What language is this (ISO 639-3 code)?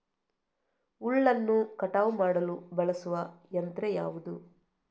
kan